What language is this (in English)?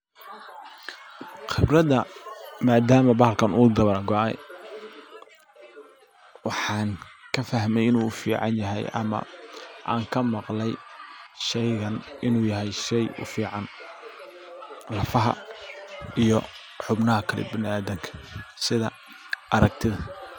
Somali